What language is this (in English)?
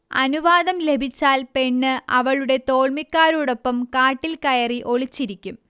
Malayalam